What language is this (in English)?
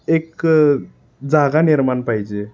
Marathi